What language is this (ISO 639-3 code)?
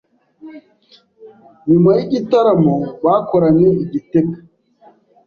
kin